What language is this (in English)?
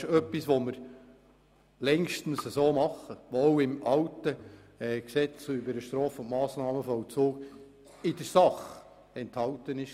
Swiss German